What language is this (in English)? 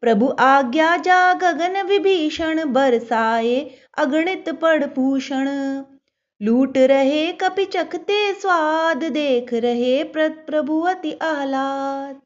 Hindi